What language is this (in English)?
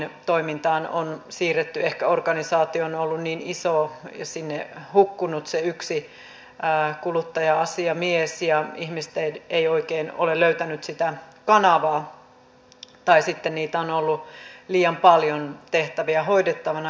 Finnish